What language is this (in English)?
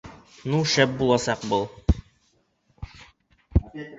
Bashkir